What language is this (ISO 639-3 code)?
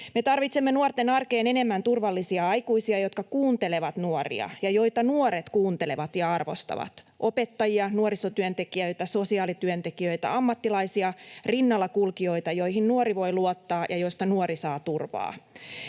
fin